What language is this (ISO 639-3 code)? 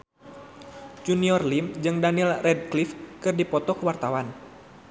sun